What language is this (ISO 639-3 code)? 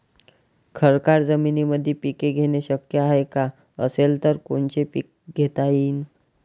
mar